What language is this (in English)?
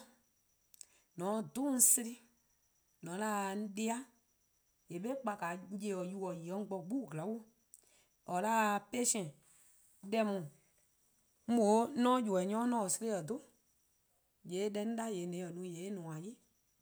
Eastern Krahn